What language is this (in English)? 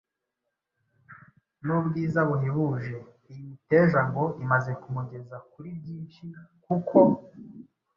Kinyarwanda